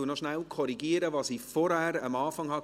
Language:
Swiss German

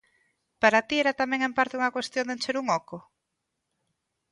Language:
Galician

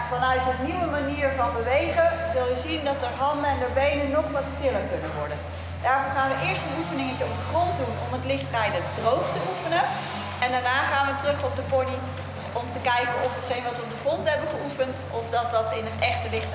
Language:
Dutch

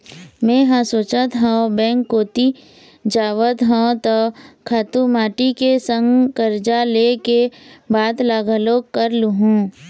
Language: Chhattisgarhi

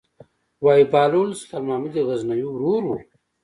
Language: Pashto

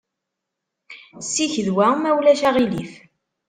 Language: Kabyle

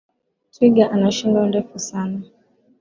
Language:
Swahili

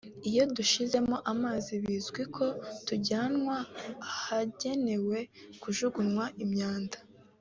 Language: Kinyarwanda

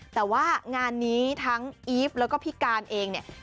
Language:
Thai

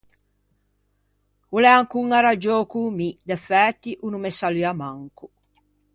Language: Ligurian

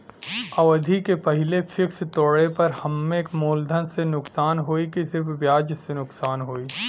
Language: Bhojpuri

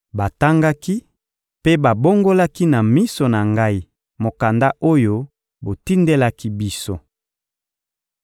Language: Lingala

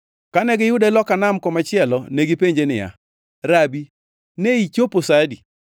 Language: Luo (Kenya and Tanzania)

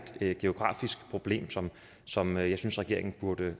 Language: Danish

